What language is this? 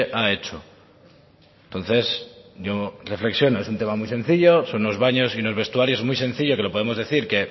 Spanish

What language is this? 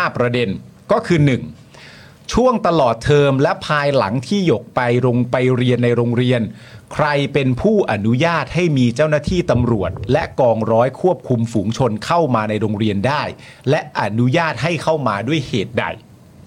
Thai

